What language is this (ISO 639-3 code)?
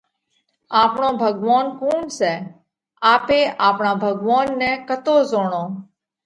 kvx